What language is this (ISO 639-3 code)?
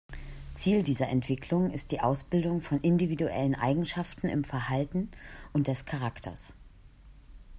deu